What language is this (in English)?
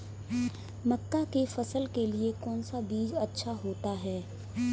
Hindi